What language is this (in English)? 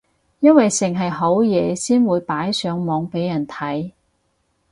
Cantonese